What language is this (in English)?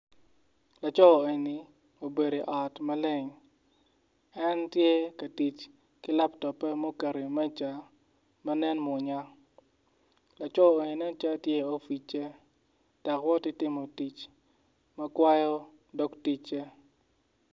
Acoli